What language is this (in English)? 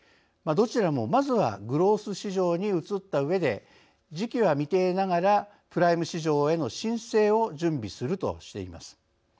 Japanese